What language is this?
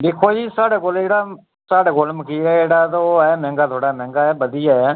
Dogri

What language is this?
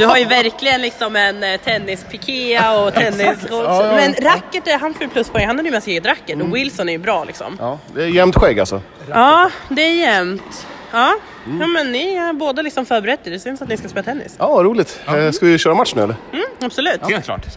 Swedish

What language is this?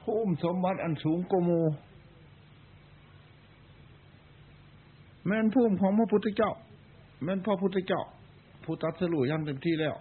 Thai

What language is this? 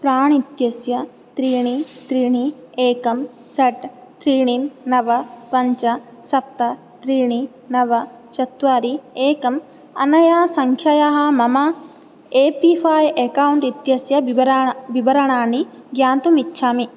Sanskrit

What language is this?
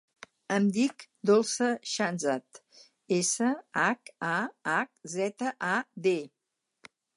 Catalan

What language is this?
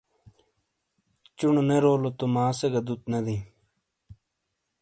Shina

